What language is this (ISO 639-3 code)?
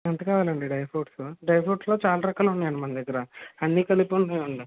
tel